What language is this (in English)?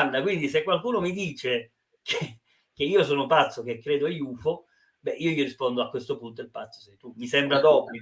Italian